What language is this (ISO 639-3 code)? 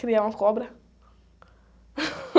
por